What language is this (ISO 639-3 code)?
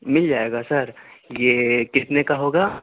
urd